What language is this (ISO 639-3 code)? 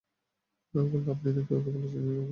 ben